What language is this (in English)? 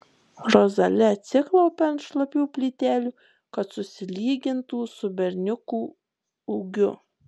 Lithuanian